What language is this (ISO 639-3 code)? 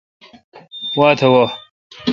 xka